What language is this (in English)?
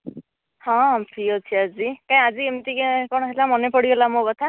Odia